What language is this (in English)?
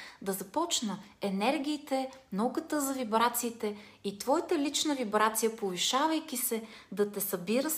Bulgarian